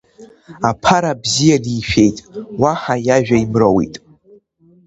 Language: Abkhazian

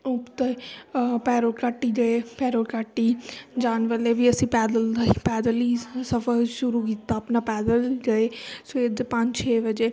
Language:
Punjabi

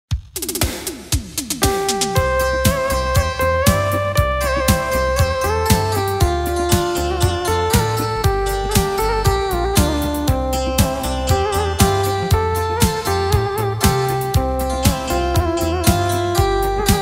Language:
Thai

